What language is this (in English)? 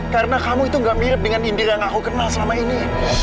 Indonesian